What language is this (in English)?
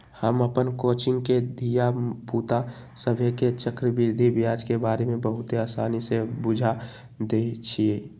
Magahi